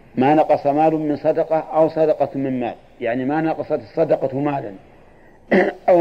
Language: Arabic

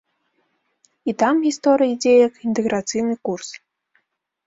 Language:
Belarusian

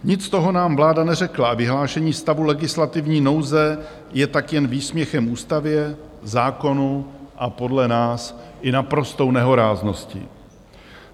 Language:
Czech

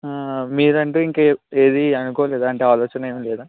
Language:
Telugu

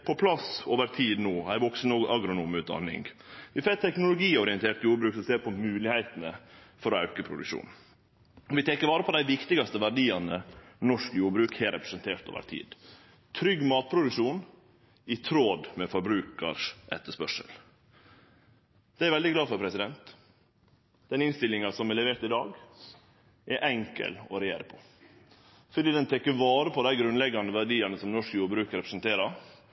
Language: Norwegian Nynorsk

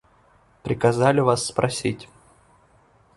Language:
Russian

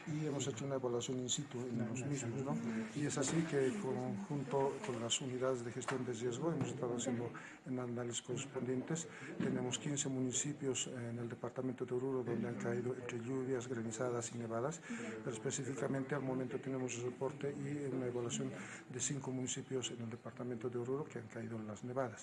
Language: Spanish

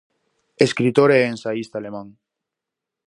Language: Galician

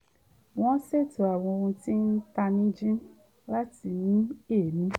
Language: Yoruba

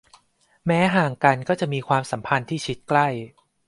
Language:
Thai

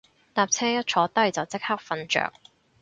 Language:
Cantonese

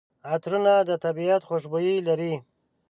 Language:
Pashto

